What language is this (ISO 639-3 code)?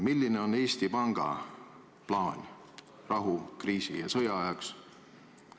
est